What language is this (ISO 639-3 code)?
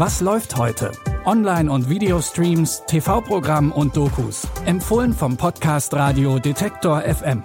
deu